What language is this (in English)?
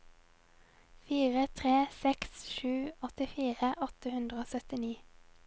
Norwegian